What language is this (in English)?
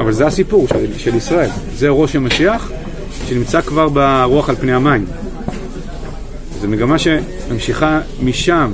Hebrew